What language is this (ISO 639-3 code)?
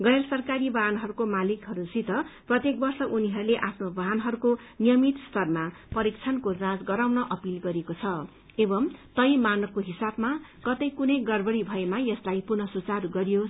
nep